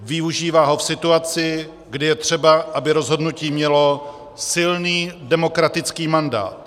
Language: Czech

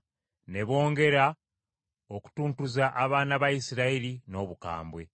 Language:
Ganda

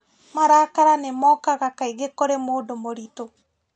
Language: Kikuyu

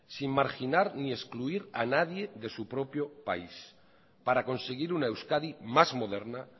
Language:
Spanish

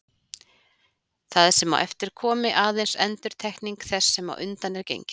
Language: Icelandic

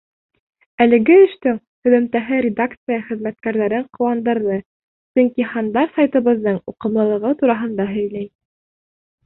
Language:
Bashkir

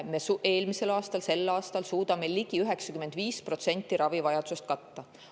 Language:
Estonian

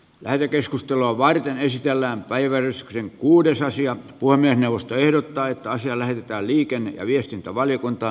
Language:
Finnish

